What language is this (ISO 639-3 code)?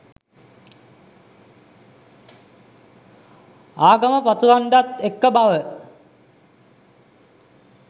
sin